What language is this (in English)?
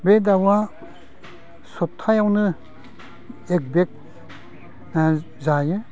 Bodo